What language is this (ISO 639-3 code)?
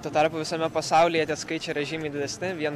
lit